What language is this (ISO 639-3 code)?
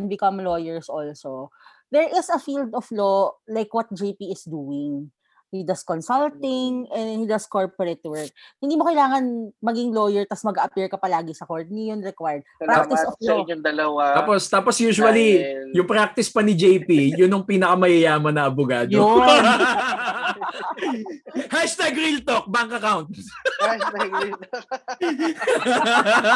fil